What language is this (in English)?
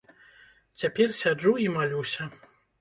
Belarusian